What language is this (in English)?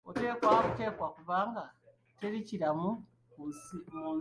Ganda